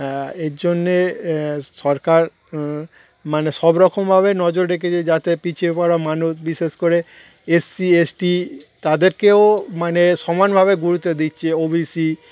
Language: Bangla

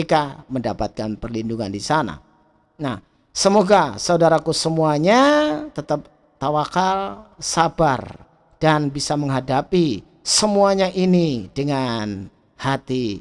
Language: Indonesian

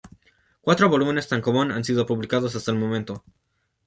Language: Spanish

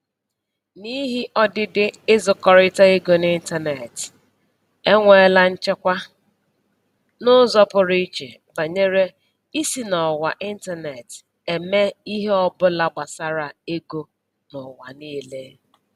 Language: Igbo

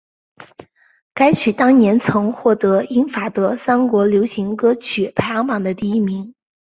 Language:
Chinese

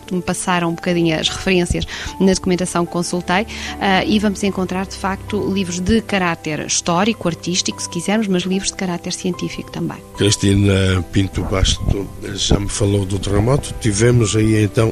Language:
Portuguese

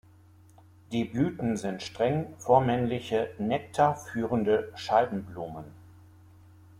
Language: German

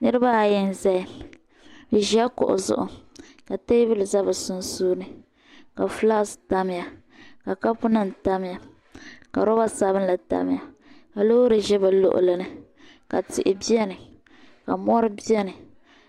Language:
Dagbani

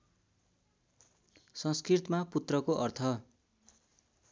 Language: Nepali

